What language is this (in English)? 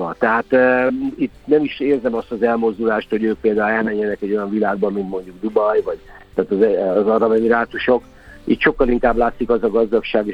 Hungarian